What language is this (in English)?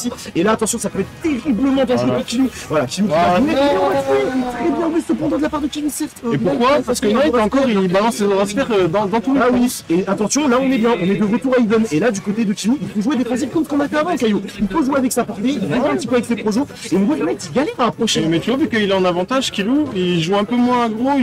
French